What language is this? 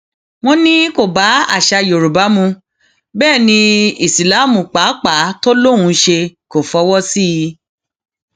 Yoruba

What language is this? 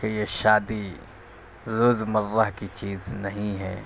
Urdu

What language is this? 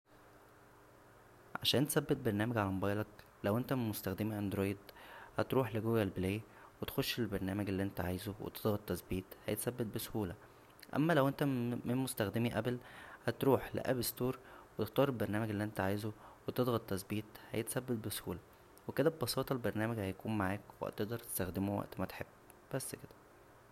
Egyptian Arabic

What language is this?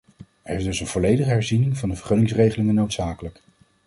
Dutch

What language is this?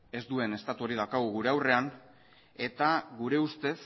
Basque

